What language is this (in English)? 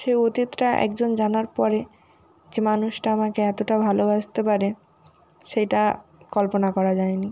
Bangla